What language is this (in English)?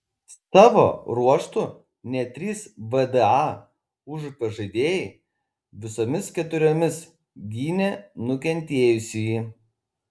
Lithuanian